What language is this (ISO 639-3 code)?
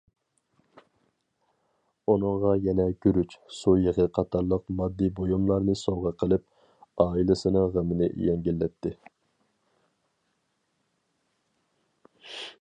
uig